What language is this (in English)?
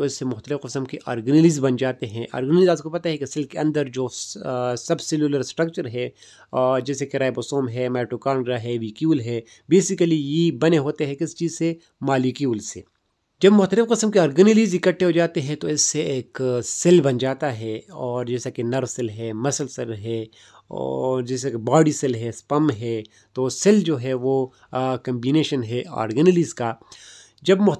Hindi